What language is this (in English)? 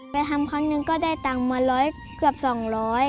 Thai